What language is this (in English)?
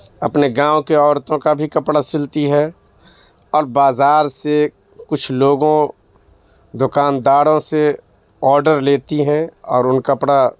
Urdu